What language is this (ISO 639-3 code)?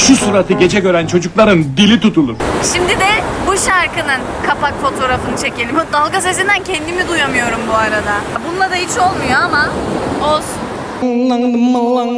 tur